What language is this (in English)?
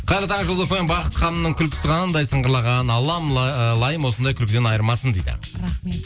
Kazakh